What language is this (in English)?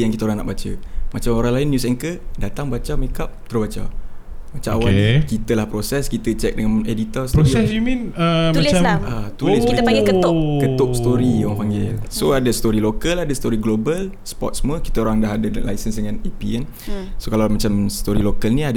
Malay